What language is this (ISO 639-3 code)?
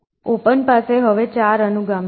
guj